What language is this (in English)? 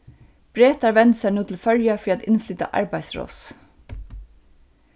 Faroese